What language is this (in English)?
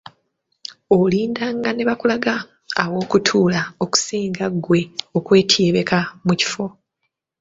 Ganda